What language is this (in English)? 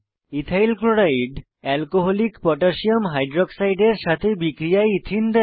Bangla